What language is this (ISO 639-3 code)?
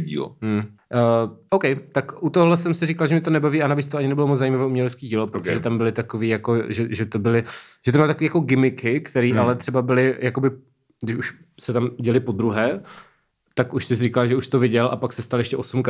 ces